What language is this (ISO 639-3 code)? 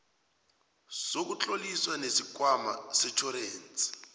nbl